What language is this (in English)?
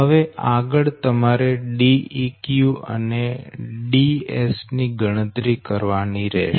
Gujarati